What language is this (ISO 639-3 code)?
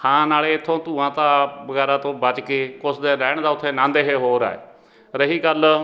pan